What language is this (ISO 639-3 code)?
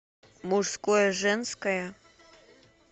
rus